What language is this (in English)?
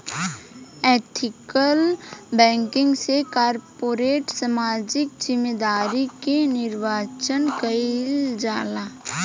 Bhojpuri